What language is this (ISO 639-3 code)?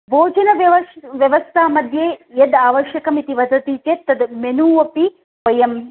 san